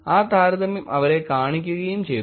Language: Malayalam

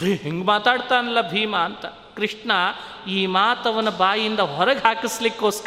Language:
Kannada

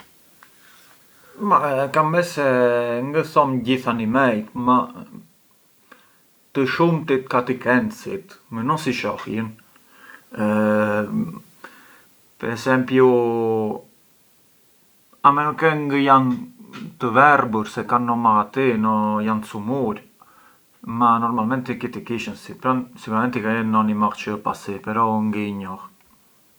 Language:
Arbëreshë Albanian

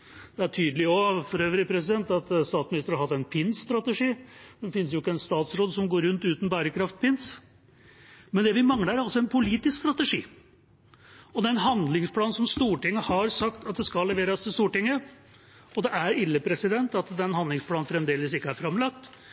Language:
Norwegian Bokmål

